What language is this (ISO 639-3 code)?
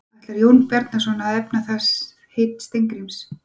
isl